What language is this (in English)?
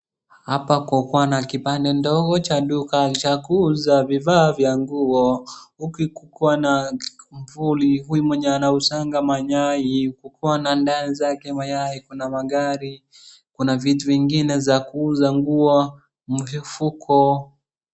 Swahili